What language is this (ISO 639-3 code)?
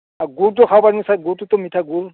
asm